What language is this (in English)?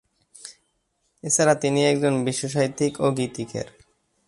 Bangla